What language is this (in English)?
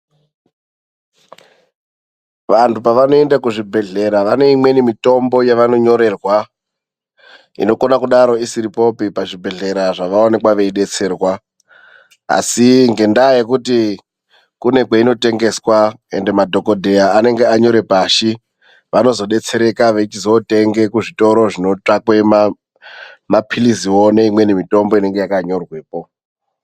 Ndau